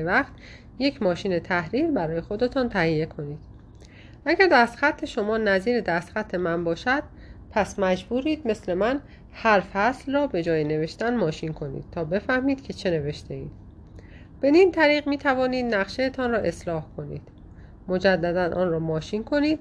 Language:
Persian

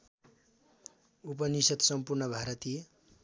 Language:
Nepali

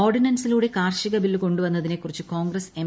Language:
Malayalam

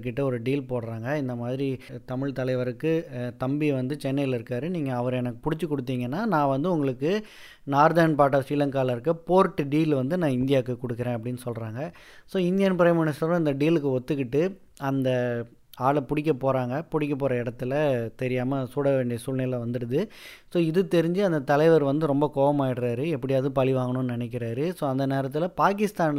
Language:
Tamil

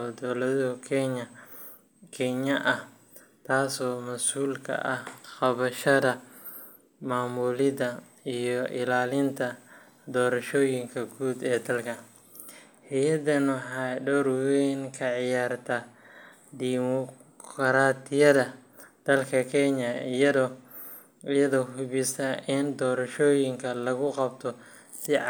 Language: Somali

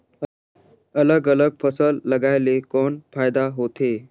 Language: Chhattisgarhi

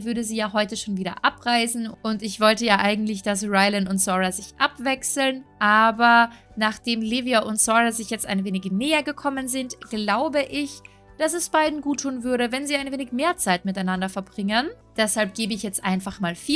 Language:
German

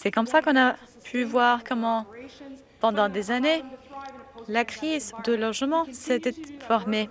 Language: French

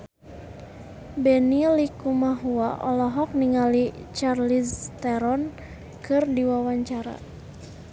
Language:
Sundanese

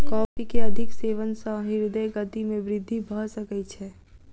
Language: Maithili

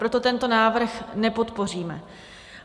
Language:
Czech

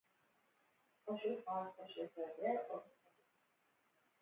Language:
Hebrew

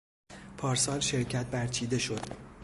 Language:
Persian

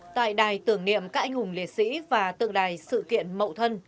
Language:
Vietnamese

